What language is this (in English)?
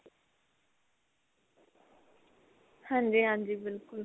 Punjabi